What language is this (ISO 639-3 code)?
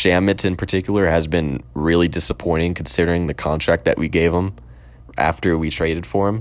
eng